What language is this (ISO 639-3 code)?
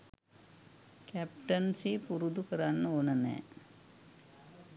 sin